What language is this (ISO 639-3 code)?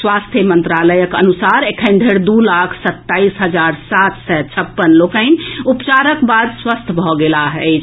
mai